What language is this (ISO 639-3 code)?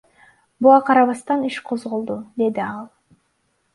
kir